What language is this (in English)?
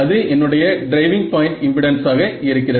Tamil